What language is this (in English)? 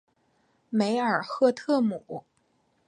Chinese